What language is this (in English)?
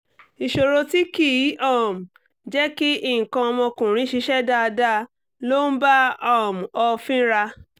Yoruba